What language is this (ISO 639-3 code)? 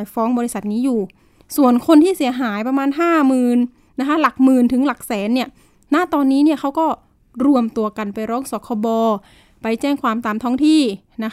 tha